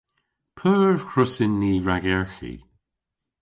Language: Cornish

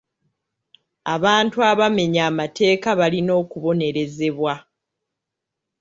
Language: Ganda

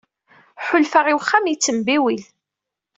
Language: Kabyle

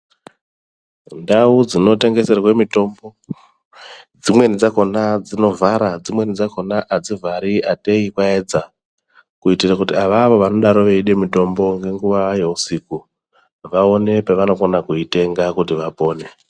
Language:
Ndau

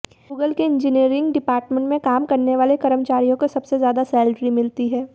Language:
Hindi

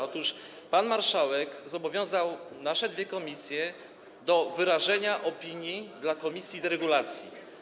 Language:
Polish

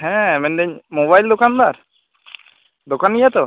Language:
Santali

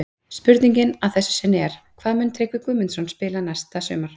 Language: Icelandic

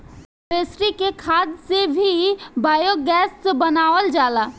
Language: Bhojpuri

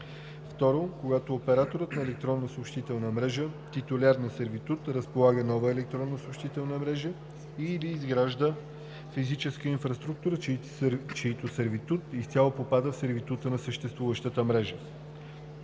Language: Bulgarian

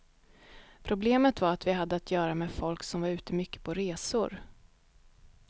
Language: Swedish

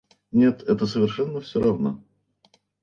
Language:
Russian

